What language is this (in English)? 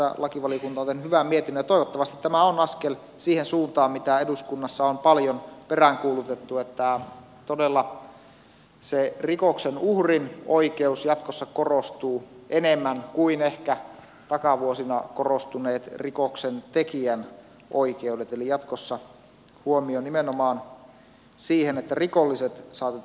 Finnish